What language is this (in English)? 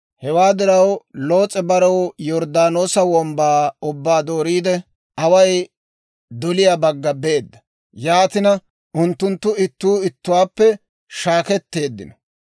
Dawro